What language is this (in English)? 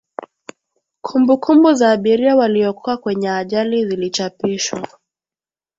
Swahili